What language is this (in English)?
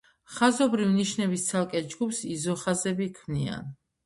Georgian